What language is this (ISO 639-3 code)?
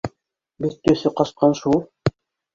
bak